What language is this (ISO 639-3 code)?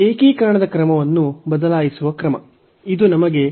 kan